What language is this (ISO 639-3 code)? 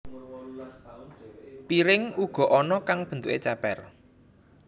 jav